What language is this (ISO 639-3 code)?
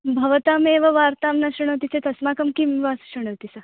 san